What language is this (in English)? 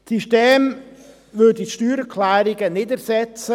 Swiss German